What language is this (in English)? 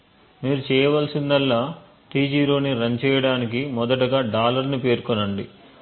Telugu